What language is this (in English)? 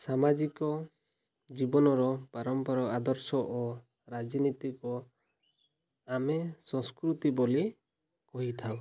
Odia